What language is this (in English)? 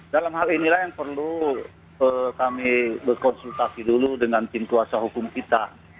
Indonesian